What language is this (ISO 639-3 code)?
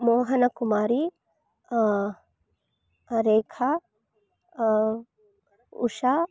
kan